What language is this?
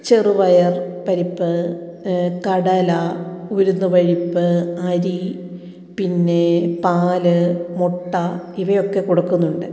Malayalam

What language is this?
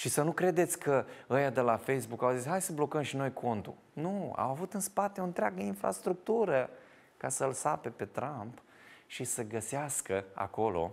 Romanian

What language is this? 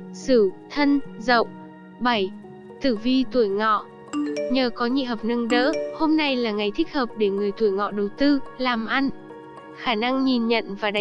Vietnamese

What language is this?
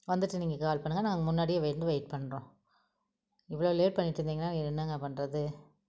Tamil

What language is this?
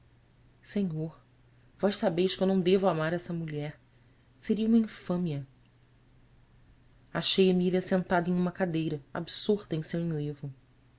Portuguese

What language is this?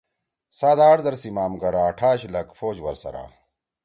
Torwali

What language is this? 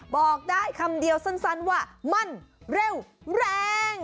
Thai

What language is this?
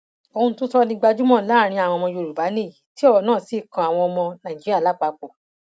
Yoruba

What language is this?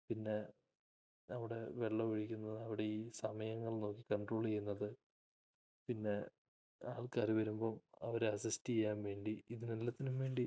Malayalam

